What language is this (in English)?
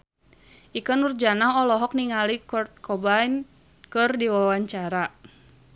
Sundanese